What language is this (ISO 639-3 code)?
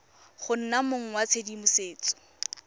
tsn